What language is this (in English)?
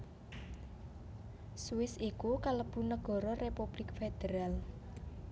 Javanese